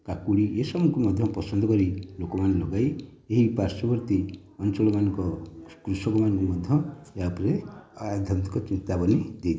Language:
Odia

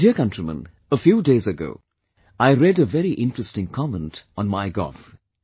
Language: English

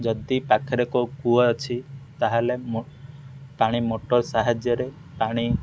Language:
Odia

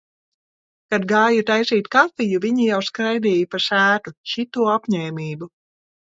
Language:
Latvian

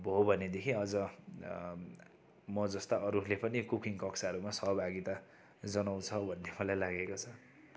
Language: Nepali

